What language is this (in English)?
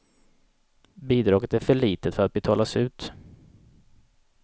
Swedish